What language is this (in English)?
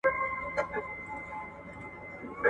Pashto